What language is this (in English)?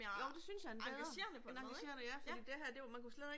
Danish